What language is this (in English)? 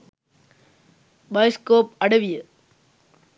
Sinhala